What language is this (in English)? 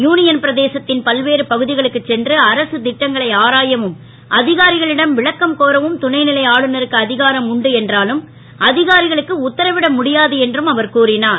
Tamil